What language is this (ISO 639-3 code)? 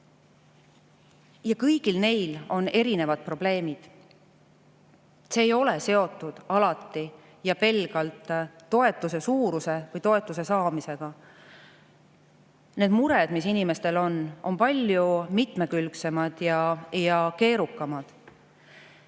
est